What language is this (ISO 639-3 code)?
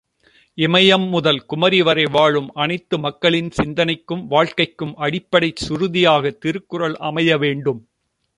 tam